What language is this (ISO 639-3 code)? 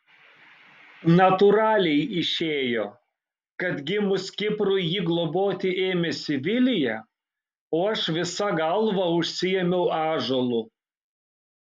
lit